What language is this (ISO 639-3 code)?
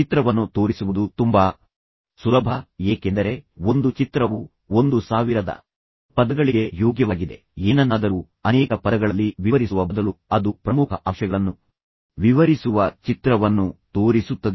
kan